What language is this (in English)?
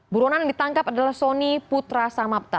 Indonesian